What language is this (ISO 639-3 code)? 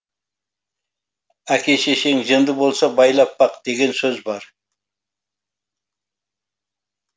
kaz